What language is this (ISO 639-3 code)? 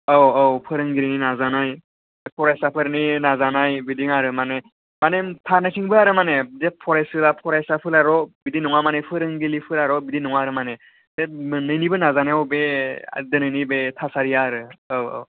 brx